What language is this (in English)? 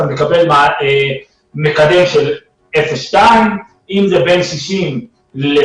Hebrew